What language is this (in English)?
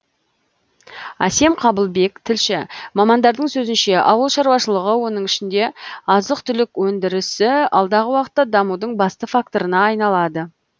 Kazakh